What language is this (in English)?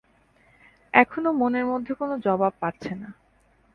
Bangla